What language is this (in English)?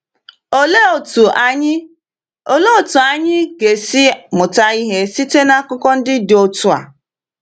Igbo